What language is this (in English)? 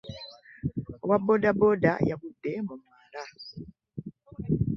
Ganda